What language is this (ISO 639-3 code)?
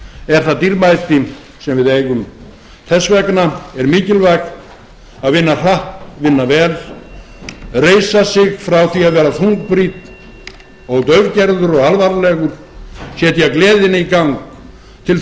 isl